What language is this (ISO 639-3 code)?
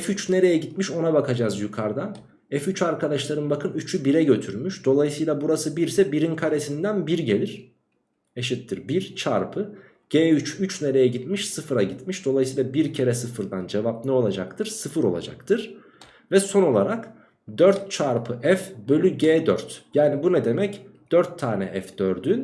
tur